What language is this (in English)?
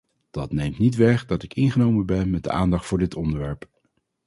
Dutch